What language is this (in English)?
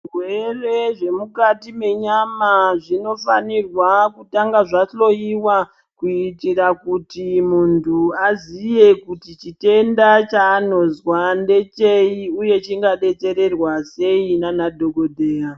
Ndau